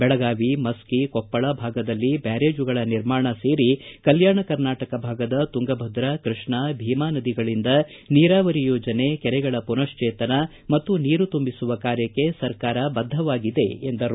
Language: Kannada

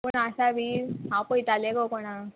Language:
Konkani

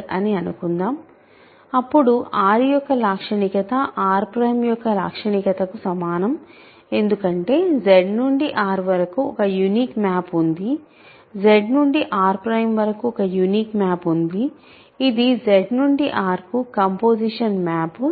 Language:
Telugu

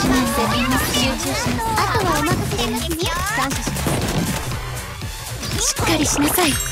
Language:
Japanese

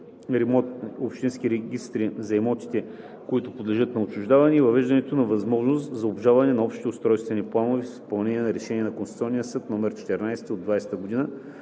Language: Bulgarian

